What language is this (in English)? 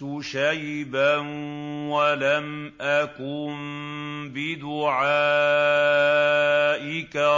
Arabic